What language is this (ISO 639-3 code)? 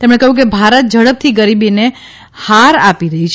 guj